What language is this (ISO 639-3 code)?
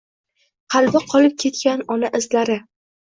uzb